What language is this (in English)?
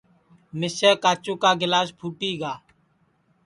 Sansi